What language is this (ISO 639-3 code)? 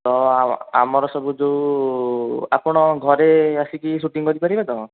ori